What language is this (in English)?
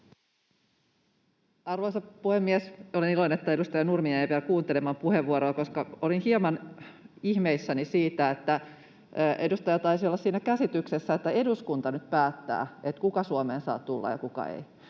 Finnish